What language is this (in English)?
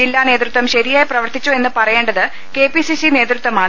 Malayalam